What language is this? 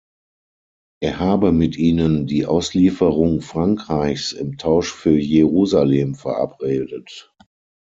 German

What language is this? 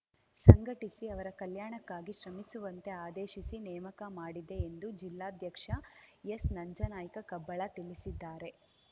Kannada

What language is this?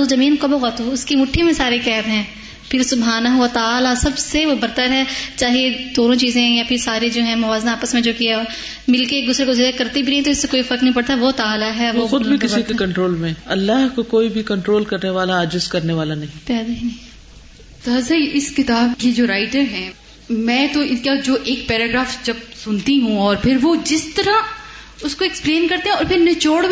Urdu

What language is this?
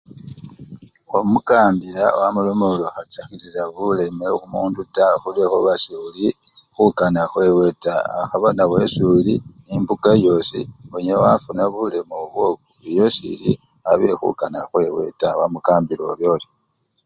Luyia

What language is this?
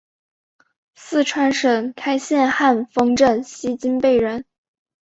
Chinese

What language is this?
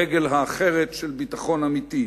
Hebrew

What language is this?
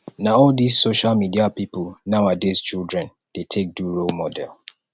Nigerian Pidgin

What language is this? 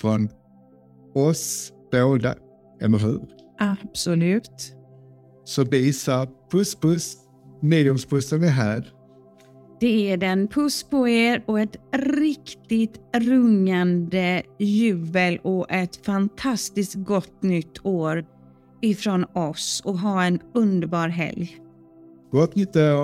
Swedish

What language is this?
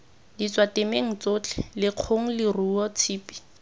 Tswana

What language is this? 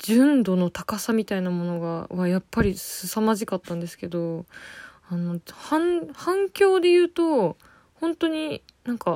Japanese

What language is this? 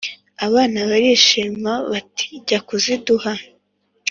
Kinyarwanda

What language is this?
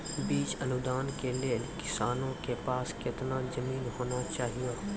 Maithili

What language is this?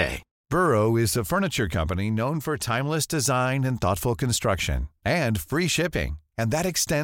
Persian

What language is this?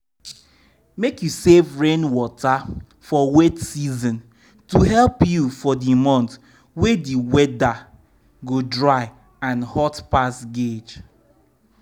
Nigerian Pidgin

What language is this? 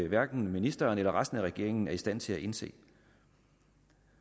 Danish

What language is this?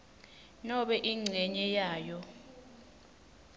Swati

